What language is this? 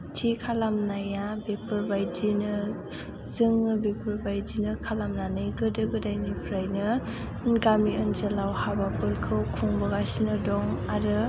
Bodo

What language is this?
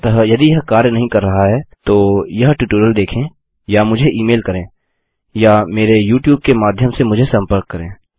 Hindi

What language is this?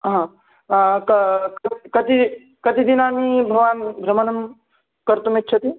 Sanskrit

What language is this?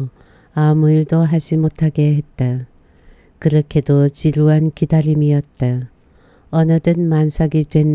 Korean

